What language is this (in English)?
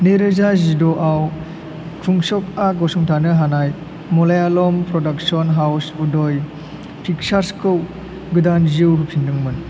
Bodo